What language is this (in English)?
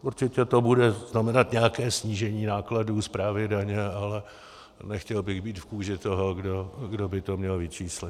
Czech